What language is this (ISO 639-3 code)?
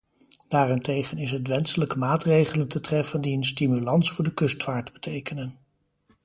nld